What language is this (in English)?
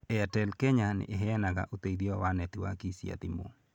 Kikuyu